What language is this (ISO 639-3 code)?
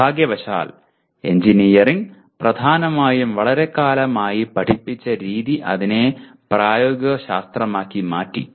mal